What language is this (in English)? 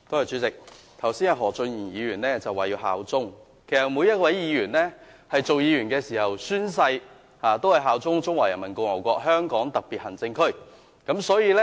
Cantonese